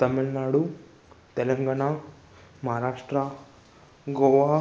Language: Sindhi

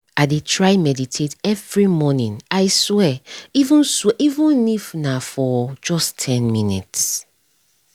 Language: Nigerian Pidgin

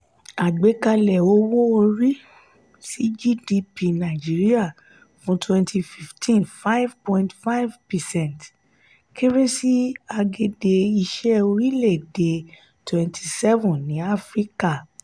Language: Yoruba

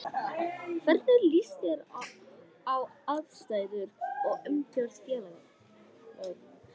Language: Icelandic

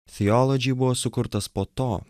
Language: Lithuanian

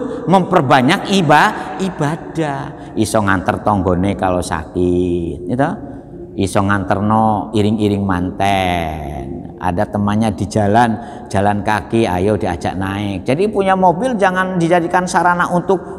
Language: Indonesian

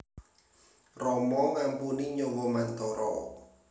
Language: Javanese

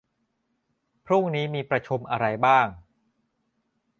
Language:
Thai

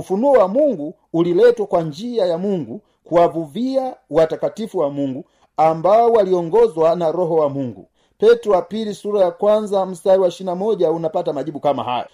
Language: Swahili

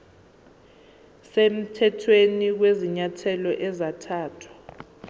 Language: Zulu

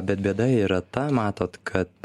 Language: Lithuanian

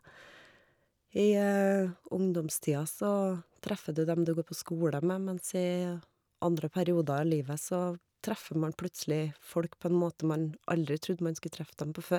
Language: Norwegian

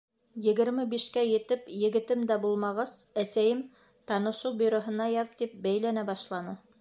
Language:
Bashkir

